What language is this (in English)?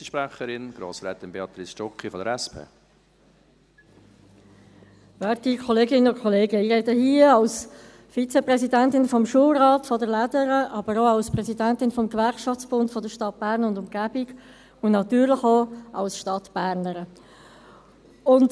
Swiss German